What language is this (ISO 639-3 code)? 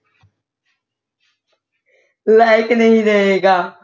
pan